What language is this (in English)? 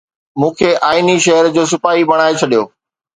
Sindhi